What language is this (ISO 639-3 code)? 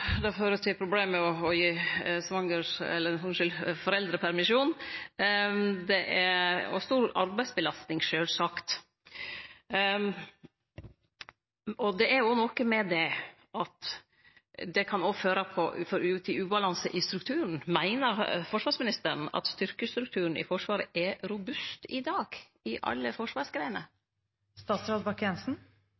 nno